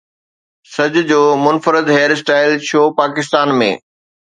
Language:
Sindhi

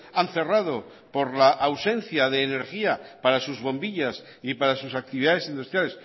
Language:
Spanish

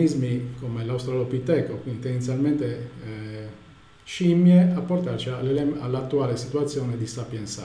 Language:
Italian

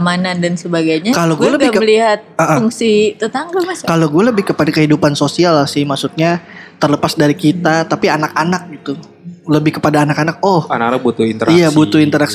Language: Indonesian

